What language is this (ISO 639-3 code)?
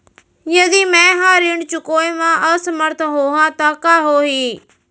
hne